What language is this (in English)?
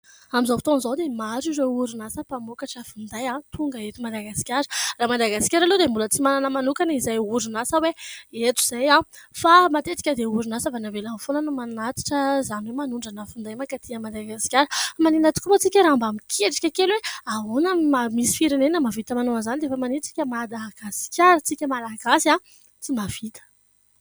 Malagasy